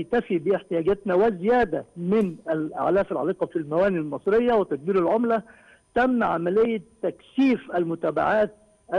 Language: Arabic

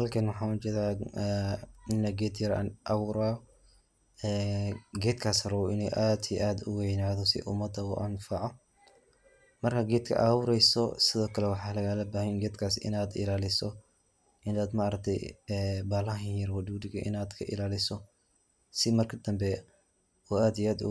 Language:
Somali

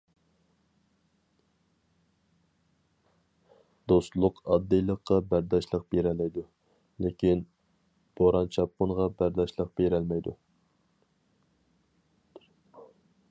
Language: Uyghur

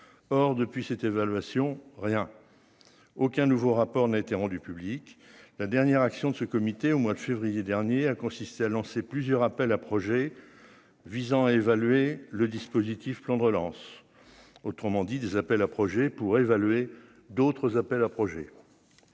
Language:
French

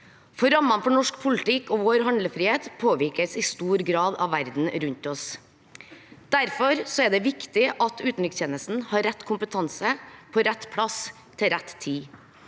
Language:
Norwegian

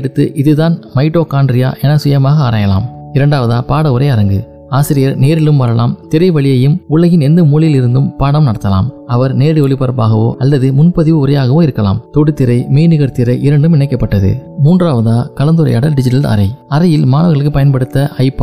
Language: Tamil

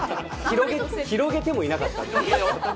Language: Japanese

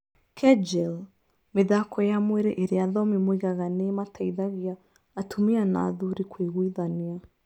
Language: Kikuyu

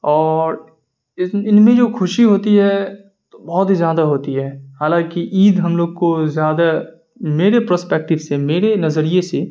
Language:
Urdu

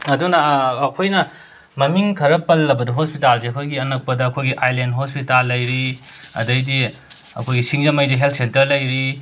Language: Manipuri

